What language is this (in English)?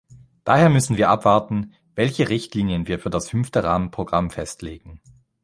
German